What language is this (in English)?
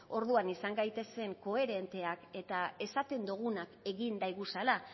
Basque